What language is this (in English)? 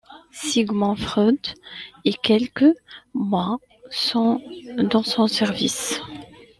French